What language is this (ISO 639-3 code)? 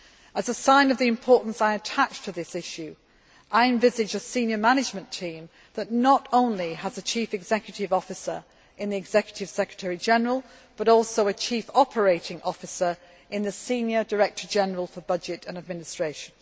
eng